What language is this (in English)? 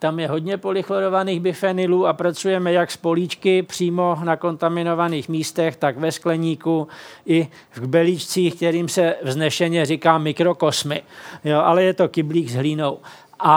Czech